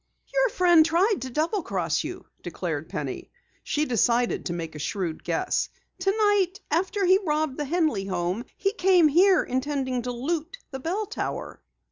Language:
English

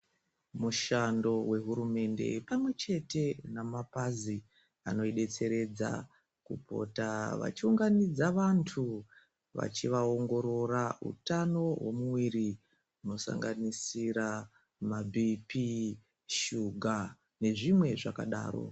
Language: Ndau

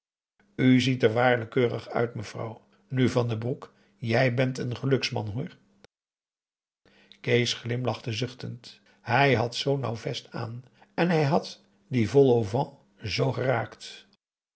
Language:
Dutch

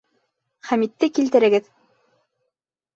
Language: Bashkir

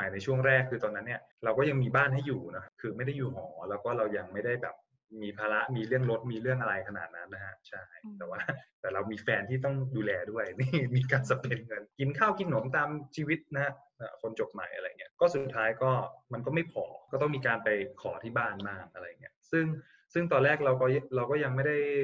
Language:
Thai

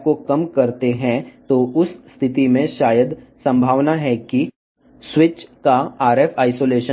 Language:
Telugu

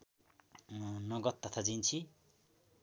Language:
Nepali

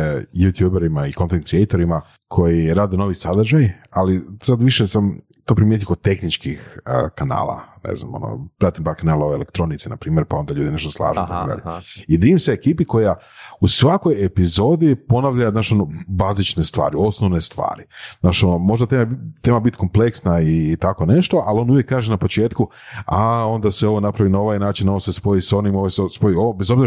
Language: Croatian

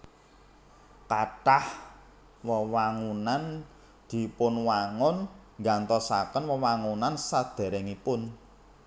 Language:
Javanese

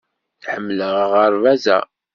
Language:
Kabyle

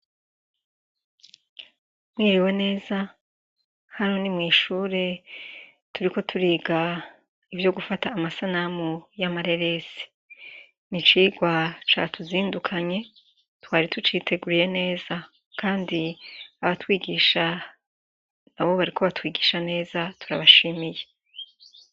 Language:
Rundi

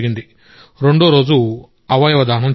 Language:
Telugu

